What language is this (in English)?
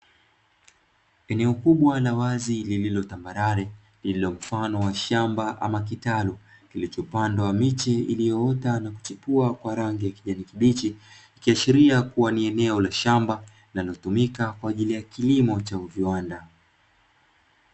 Swahili